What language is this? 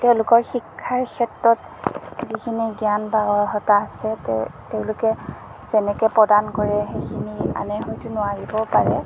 Assamese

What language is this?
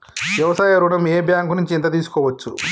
Telugu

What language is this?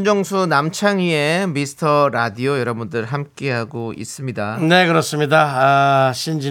Korean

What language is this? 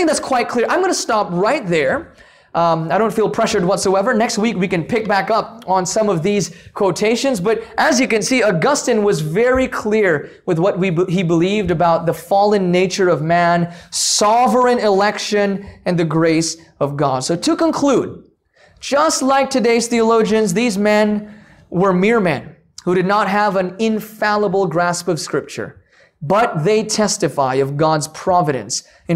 English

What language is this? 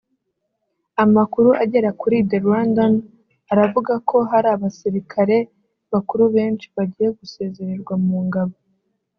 Kinyarwanda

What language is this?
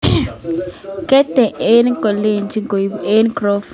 Kalenjin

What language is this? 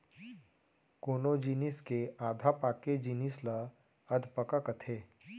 Chhattisgarhi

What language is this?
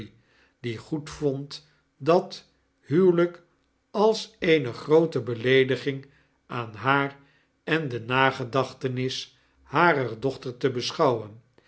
Dutch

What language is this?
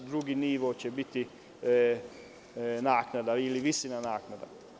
Serbian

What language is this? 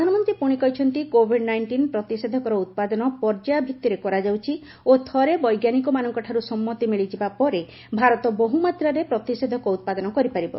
Odia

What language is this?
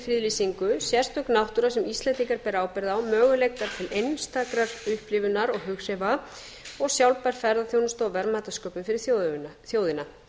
Icelandic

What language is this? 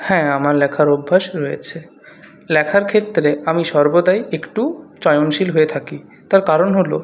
Bangla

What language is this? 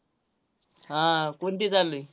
Marathi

